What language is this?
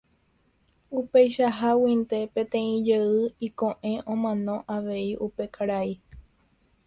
Guarani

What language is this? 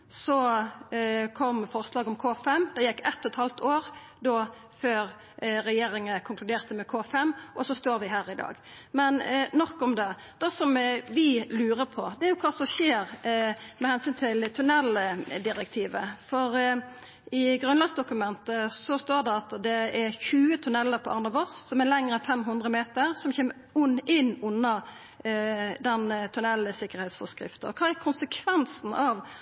Norwegian Nynorsk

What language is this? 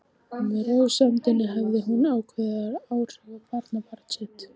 Icelandic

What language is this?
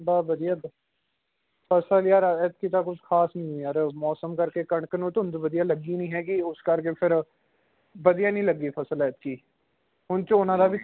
Punjabi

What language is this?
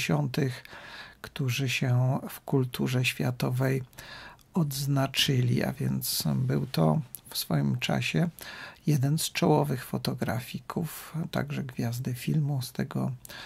Polish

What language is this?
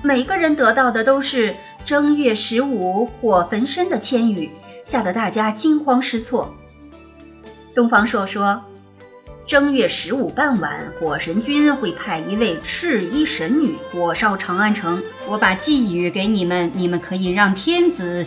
Chinese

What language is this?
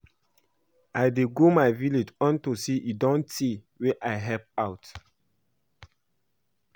Nigerian Pidgin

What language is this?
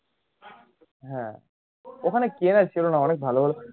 Bangla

